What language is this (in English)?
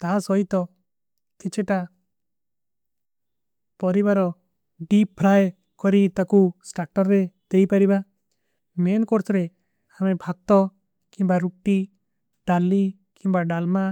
Kui (India)